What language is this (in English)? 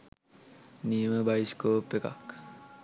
Sinhala